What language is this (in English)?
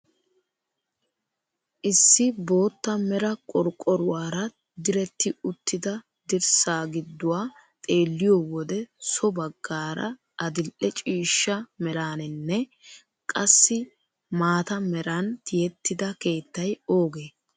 Wolaytta